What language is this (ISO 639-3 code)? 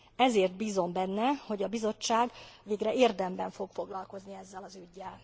hun